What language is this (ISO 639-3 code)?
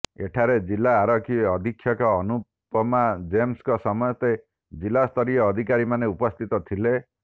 ori